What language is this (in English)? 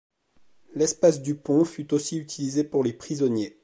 French